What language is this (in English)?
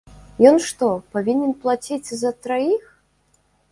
Belarusian